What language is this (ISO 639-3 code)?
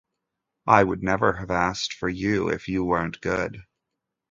eng